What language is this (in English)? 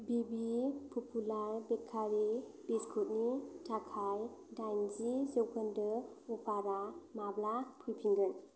Bodo